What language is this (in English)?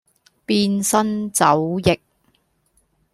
Cantonese